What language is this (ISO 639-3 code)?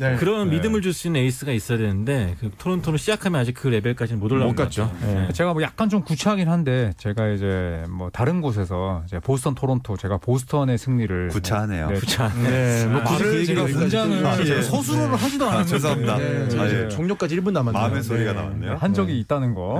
kor